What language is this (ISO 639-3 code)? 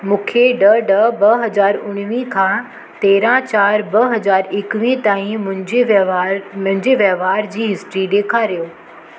snd